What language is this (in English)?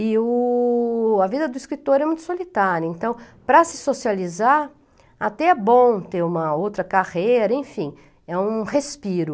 Portuguese